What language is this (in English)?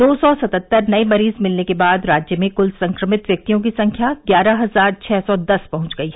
Hindi